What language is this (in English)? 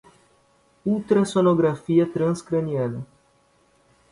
Portuguese